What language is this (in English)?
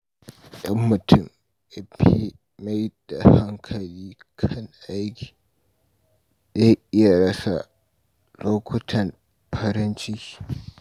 Hausa